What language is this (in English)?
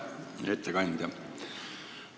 Estonian